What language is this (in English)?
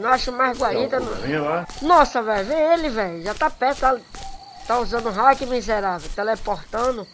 Portuguese